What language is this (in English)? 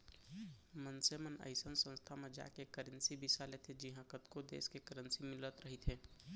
Chhattisgarhi